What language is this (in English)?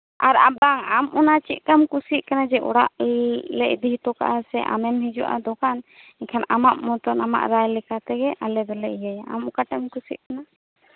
Santali